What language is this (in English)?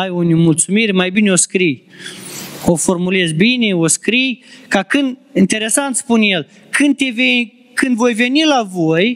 Romanian